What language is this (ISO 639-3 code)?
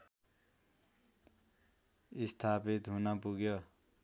nep